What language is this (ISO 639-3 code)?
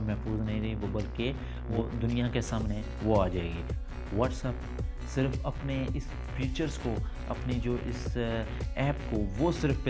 hin